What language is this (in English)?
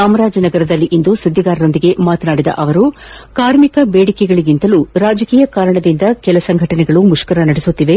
Kannada